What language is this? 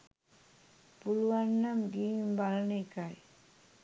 Sinhala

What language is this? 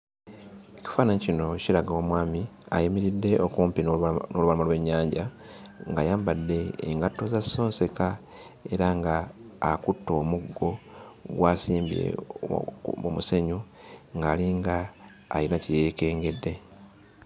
Ganda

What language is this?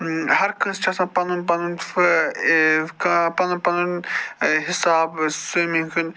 Kashmiri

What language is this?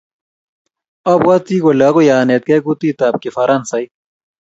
Kalenjin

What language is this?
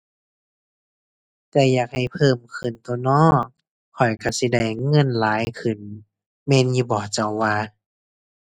Thai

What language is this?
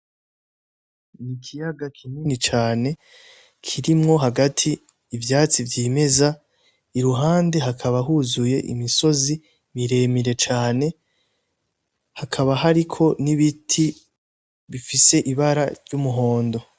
Rundi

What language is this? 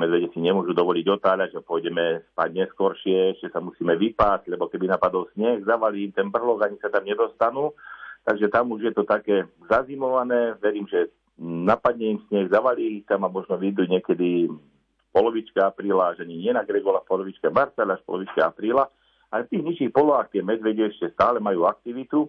Slovak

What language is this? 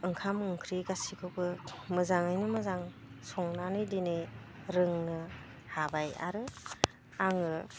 Bodo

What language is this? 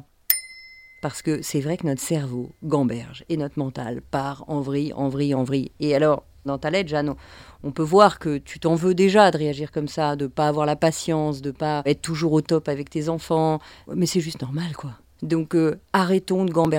French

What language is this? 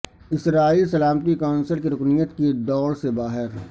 Urdu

